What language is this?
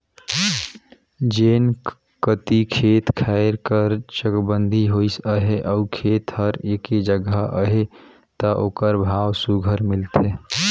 Chhattisgarhi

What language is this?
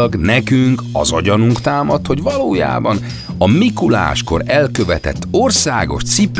Hungarian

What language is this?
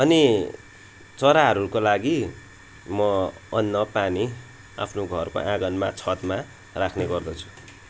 Nepali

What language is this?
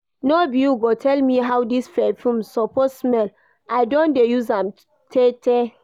Nigerian Pidgin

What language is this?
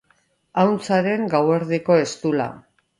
Basque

